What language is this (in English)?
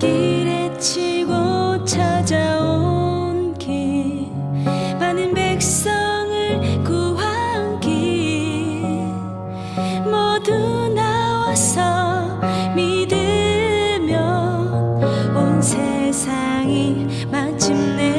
Korean